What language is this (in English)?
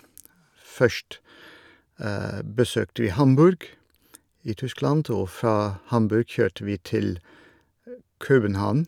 Norwegian